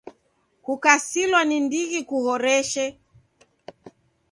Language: Taita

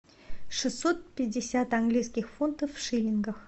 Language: Russian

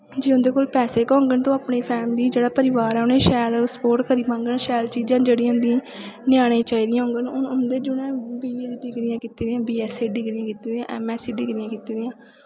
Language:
Dogri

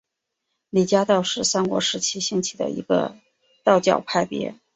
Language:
Chinese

